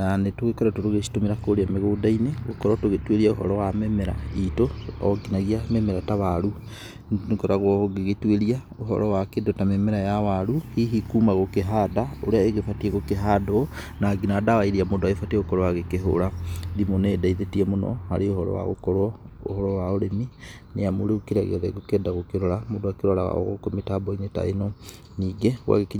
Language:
Kikuyu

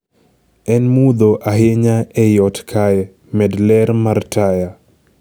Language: Luo (Kenya and Tanzania)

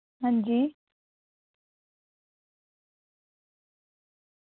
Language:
Dogri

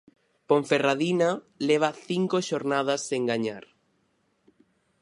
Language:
Galician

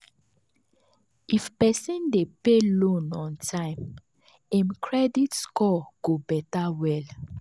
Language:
Nigerian Pidgin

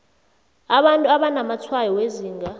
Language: South Ndebele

